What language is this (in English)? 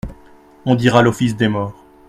French